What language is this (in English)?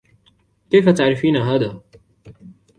Arabic